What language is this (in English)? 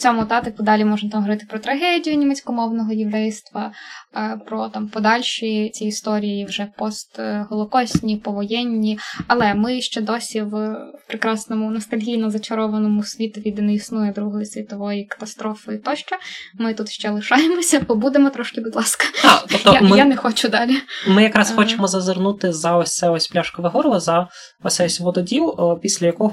Ukrainian